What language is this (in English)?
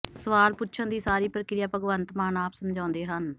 Punjabi